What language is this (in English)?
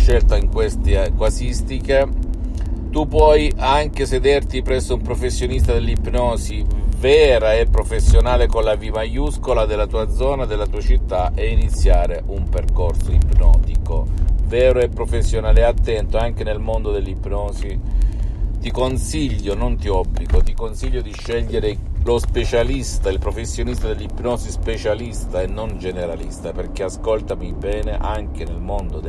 Italian